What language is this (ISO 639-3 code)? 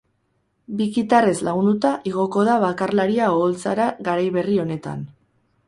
eus